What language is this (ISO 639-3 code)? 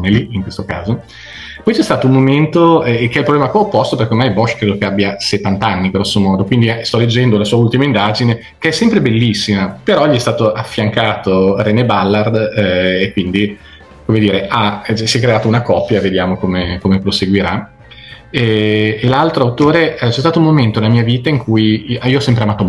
ita